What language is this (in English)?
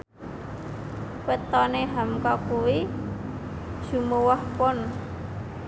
Javanese